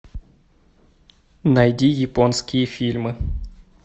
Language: Russian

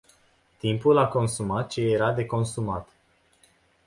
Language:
Romanian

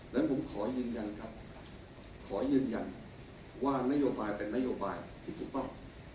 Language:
Thai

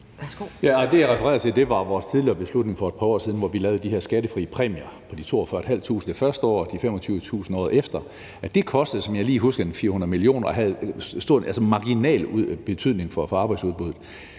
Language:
Danish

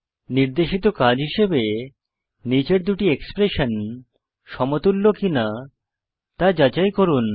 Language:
Bangla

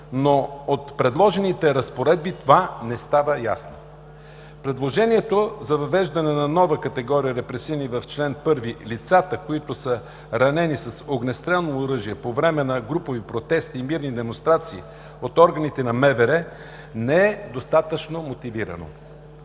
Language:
Bulgarian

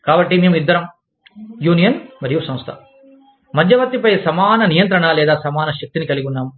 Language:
Telugu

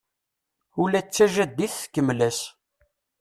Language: Kabyle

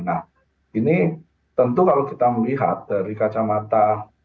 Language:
Indonesian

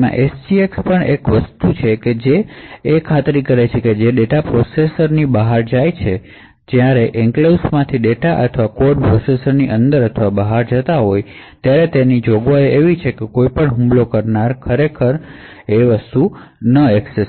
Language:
Gujarati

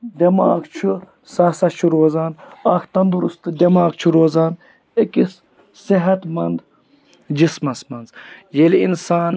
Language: Kashmiri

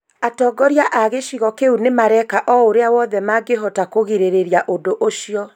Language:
Kikuyu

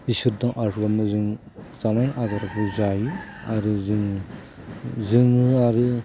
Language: Bodo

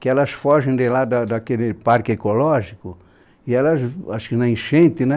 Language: Portuguese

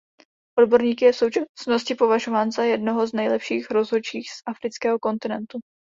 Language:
Czech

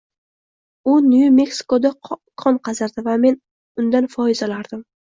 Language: Uzbek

